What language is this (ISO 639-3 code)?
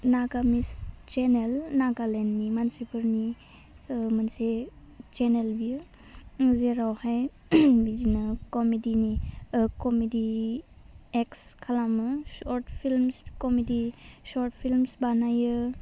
brx